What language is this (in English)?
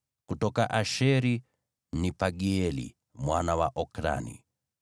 Swahili